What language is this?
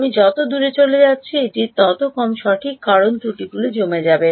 Bangla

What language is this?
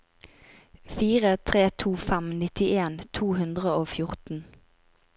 Norwegian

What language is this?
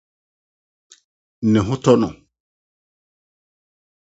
Akan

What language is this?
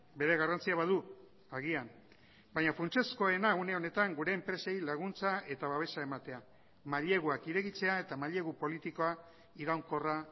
Basque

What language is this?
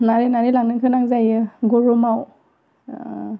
Bodo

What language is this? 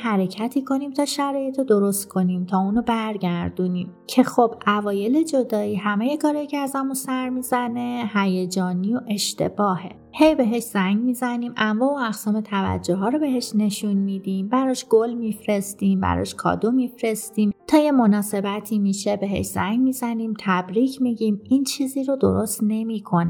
Persian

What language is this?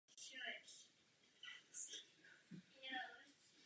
Czech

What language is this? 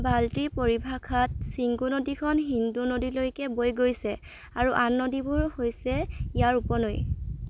Assamese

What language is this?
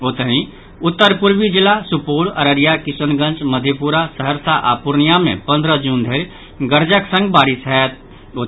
Maithili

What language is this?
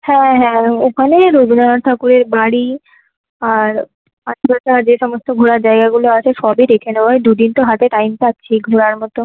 Bangla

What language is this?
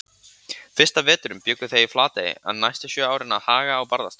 Icelandic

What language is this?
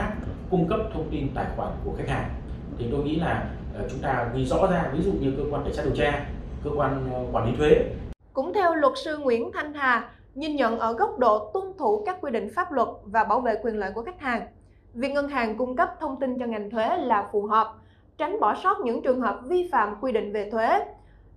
Vietnamese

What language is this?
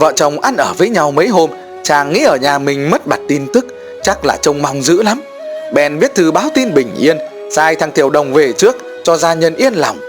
Vietnamese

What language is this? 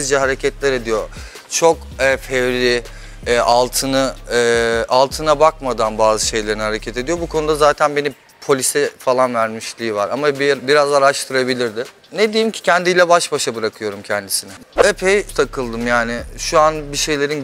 Turkish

